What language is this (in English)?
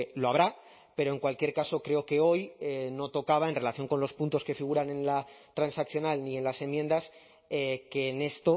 Spanish